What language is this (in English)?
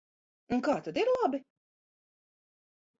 Latvian